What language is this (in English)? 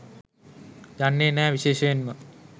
Sinhala